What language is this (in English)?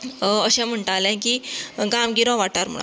Konkani